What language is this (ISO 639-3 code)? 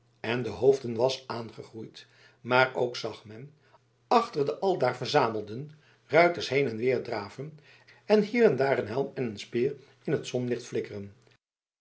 nld